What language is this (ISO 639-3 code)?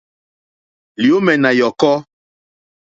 bri